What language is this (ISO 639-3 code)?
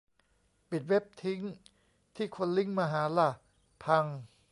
tha